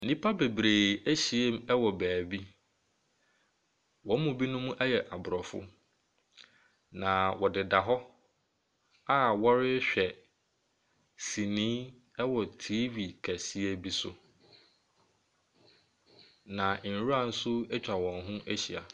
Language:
Akan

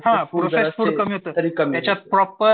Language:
Marathi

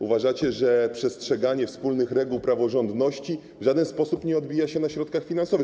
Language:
Polish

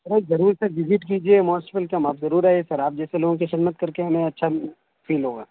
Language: Urdu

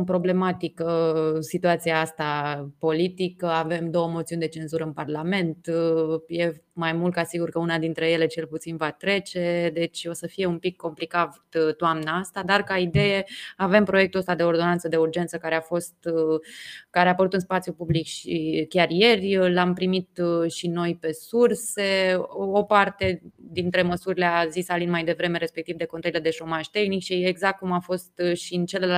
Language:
Romanian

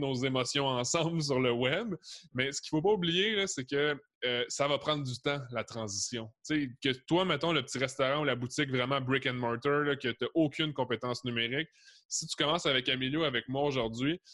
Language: French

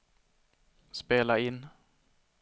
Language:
Swedish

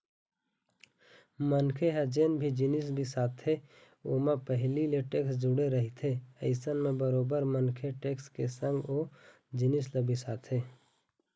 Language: Chhattisgarhi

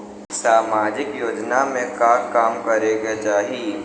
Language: Bhojpuri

